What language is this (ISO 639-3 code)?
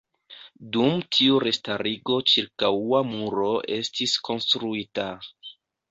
epo